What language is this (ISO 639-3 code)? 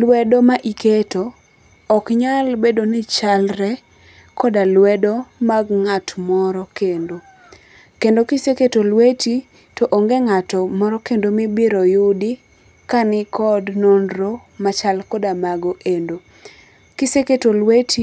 luo